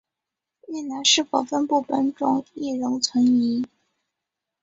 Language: Chinese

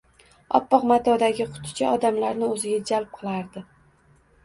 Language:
Uzbek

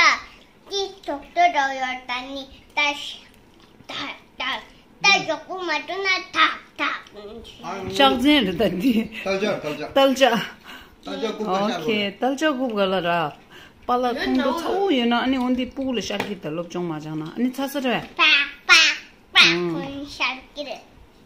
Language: Romanian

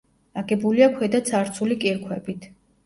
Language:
Georgian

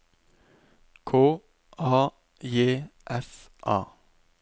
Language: Norwegian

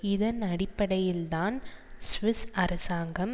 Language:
Tamil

